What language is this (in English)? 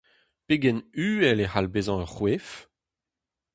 Breton